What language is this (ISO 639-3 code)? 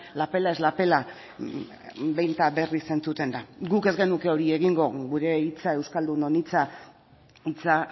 eus